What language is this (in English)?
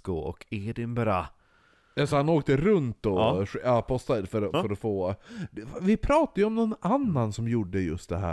Swedish